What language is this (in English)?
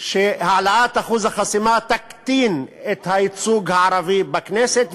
Hebrew